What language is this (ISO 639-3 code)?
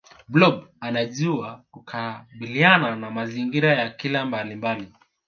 swa